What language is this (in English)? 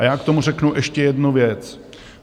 Czech